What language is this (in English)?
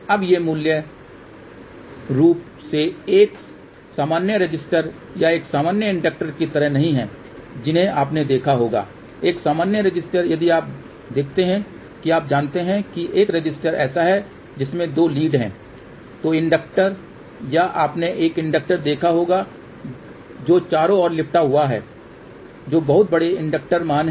Hindi